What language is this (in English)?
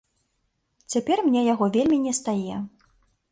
Belarusian